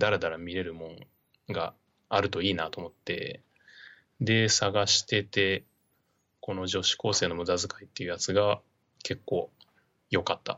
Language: Japanese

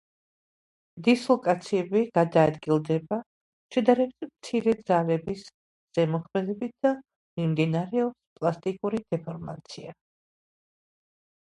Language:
Georgian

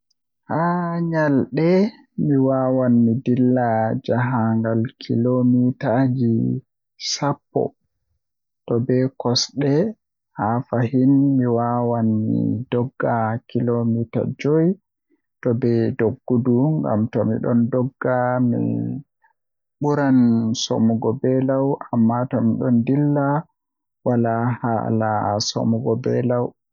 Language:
Western Niger Fulfulde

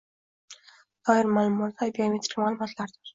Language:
Uzbek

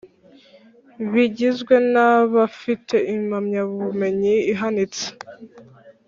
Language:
Kinyarwanda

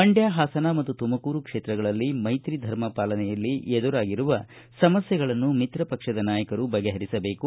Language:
Kannada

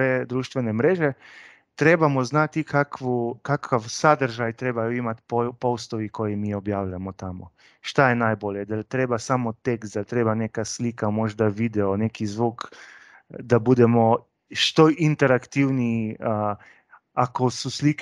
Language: Croatian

